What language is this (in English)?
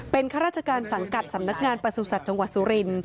Thai